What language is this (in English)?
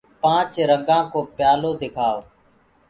Gurgula